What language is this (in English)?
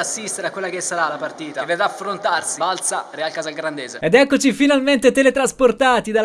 Italian